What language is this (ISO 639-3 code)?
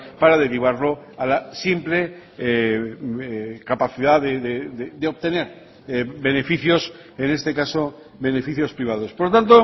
spa